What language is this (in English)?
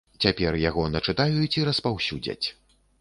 Belarusian